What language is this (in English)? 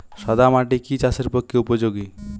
Bangla